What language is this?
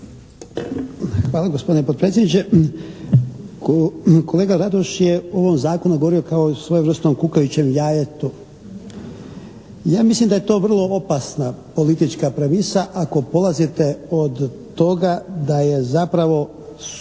Croatian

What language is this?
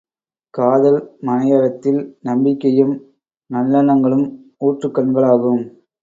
Tamil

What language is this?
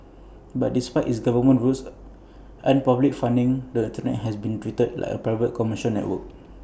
English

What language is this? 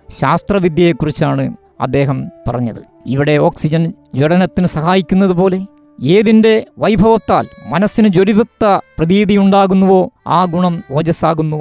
Malayalam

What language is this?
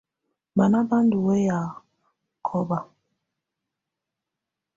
Tunen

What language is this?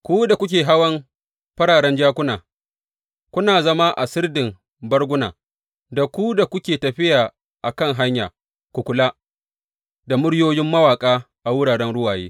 Hausa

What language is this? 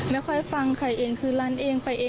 Thai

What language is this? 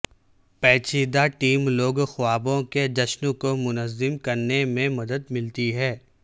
Urdu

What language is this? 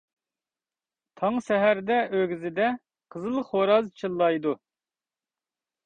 Uyghur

